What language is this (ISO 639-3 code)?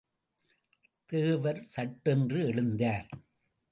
tam